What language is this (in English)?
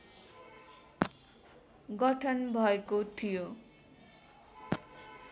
Nepali